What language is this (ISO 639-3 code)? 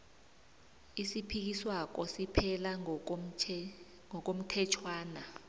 nbl